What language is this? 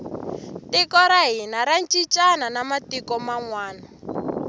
Tsonga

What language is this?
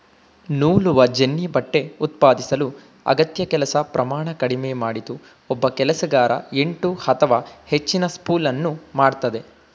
Kannada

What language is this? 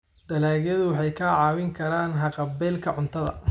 Somali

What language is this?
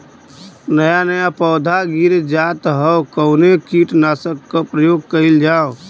Bhojpuri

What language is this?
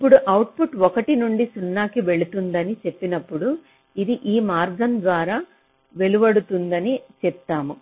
Telugu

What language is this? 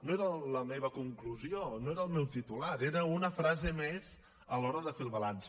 Catalan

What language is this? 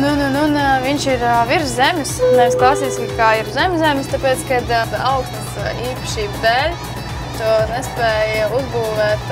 Latvian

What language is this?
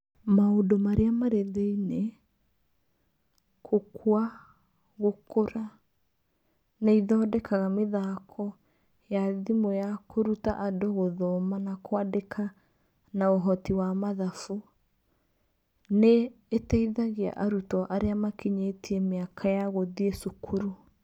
Kikuyu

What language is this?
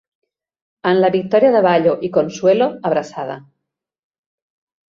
Catalan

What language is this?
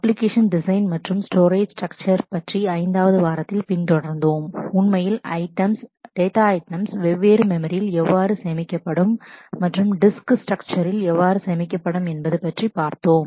Tamil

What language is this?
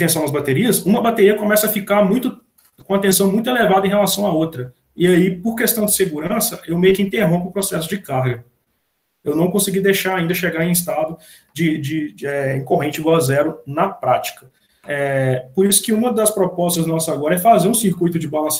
Portuguese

